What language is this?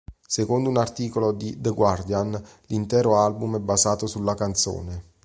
Italian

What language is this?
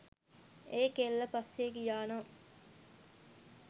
Sinhala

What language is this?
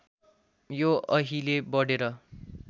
Nepali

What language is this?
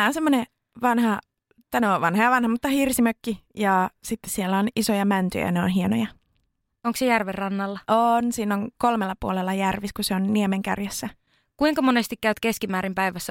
Finnish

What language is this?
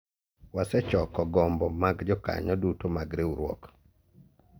Luo (Kenya and Tanzania)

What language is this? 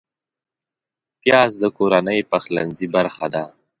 Pashto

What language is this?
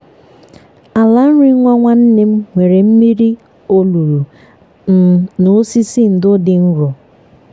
Igbo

